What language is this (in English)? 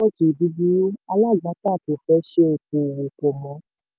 Yoruba